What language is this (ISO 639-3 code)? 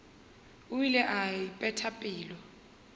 nso